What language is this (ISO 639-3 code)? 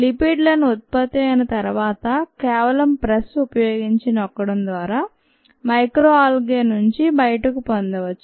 tel